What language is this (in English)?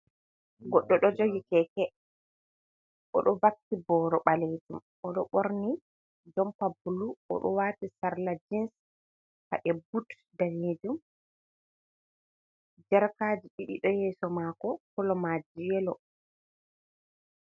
Fula